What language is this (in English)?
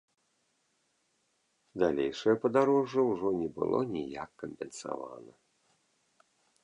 Belarusian